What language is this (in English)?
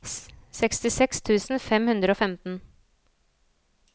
Norwegian